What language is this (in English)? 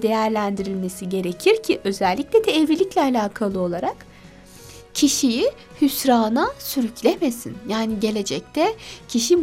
Turkish